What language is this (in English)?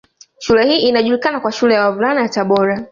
Swahili